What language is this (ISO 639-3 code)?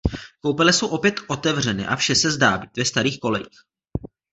ces